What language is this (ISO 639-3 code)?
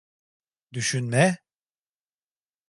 tur